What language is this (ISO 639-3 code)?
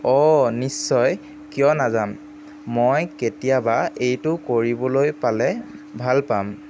asm